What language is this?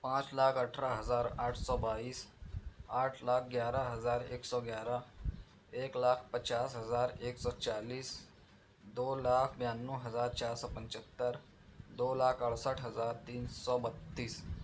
Urdu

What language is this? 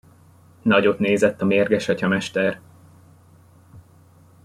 Hungarian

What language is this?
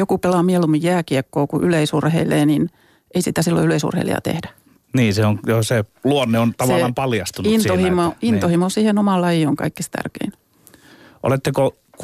Finnish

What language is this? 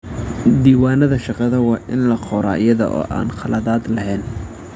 Somali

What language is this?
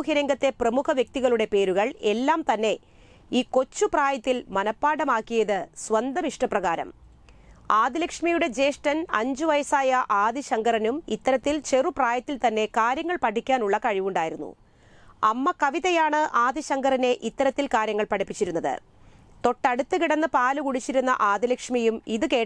Turkish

